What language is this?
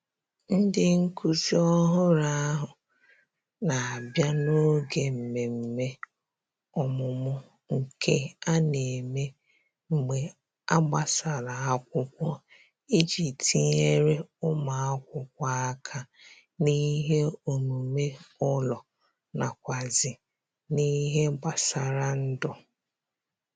Igbo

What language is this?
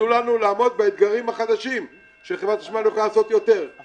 Hebrew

